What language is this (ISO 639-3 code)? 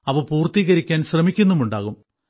mal